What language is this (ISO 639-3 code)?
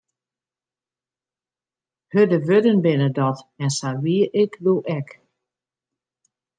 fry